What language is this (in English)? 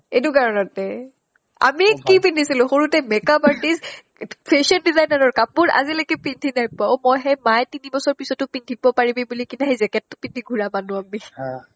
Assamese